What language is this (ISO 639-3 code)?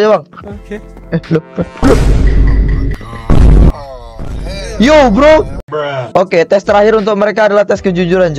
ind